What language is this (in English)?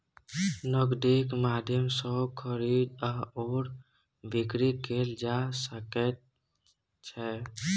Maithili